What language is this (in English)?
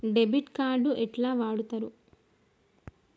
Telugu